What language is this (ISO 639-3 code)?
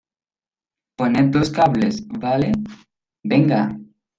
spa